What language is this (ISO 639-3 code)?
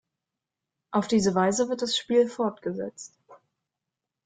deu